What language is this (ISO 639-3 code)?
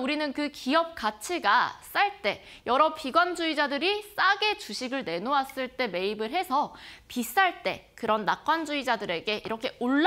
kor